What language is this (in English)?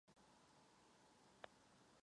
Czech